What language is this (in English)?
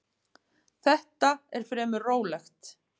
Icelandic